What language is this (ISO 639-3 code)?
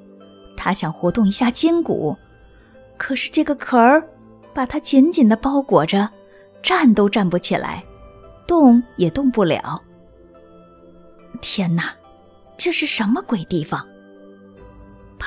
zho